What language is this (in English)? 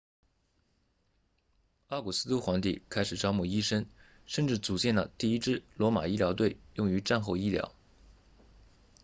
Chinese